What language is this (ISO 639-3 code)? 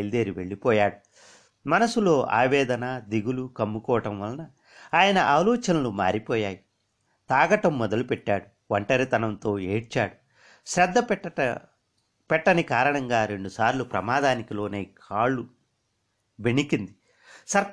tel